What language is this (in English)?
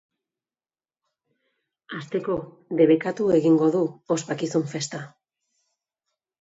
Basque